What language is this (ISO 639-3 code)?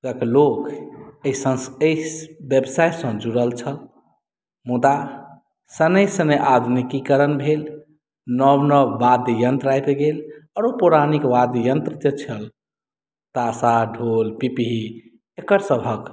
mai